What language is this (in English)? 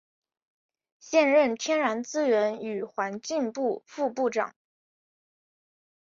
Chinese